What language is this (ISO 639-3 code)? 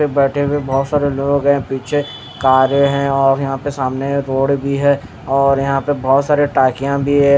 hin